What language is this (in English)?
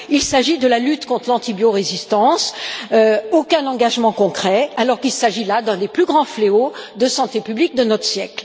French